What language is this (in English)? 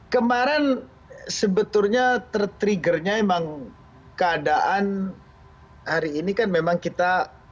Indonesian